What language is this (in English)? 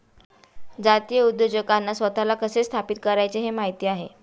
Marathi